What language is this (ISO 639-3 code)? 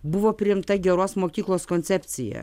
lit